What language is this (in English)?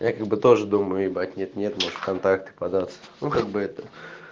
Russian